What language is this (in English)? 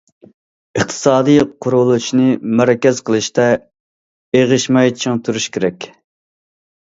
Uyghur